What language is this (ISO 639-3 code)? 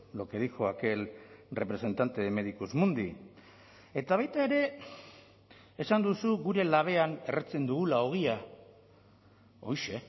eus